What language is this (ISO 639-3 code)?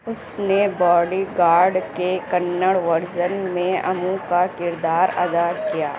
urd